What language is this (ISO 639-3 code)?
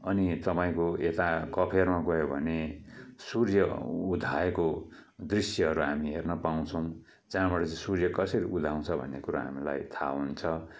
nep